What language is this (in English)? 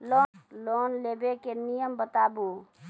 Maithili